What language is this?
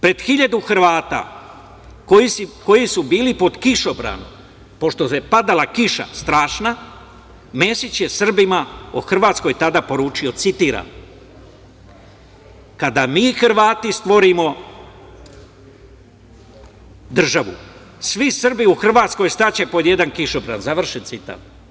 Serbian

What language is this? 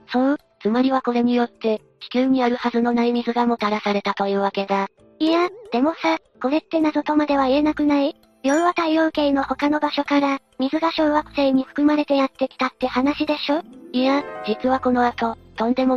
Japanese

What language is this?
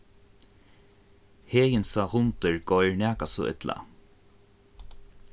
Faroese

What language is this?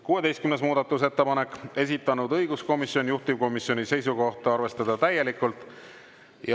Estonian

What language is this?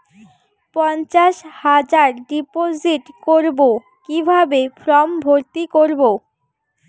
Bangla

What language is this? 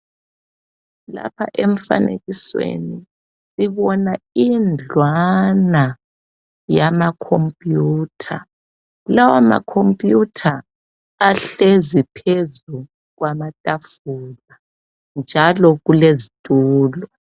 North Ndebele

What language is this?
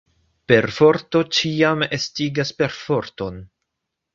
Esperanto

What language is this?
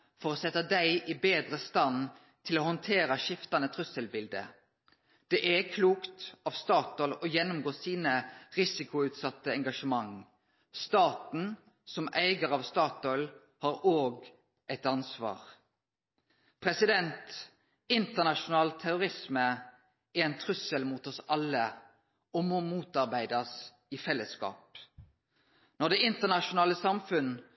Norwegian Nynorsk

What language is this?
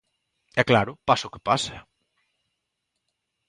Galician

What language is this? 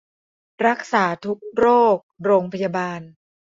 Thai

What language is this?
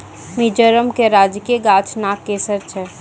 Maithili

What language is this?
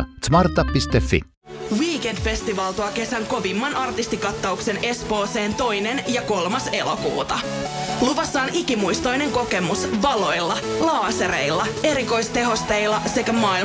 Finnish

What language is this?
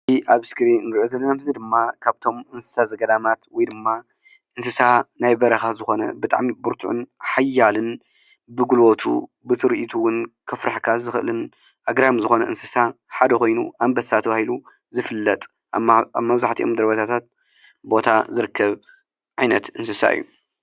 Tigrinya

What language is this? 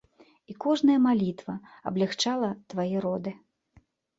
Belarusian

